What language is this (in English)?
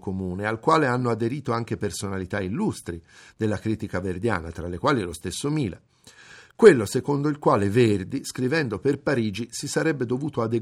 Italian